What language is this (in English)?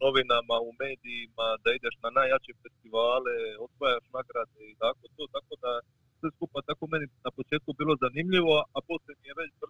Croatian